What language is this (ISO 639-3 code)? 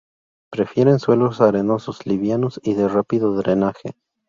spa